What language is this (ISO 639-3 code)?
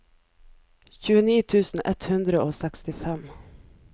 nor